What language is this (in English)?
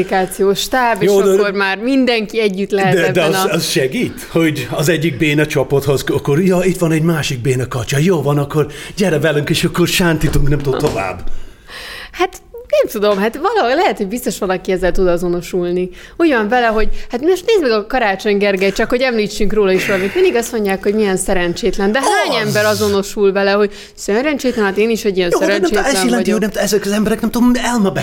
Hungarian